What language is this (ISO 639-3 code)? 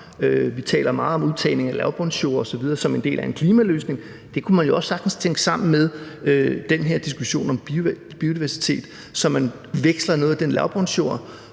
dan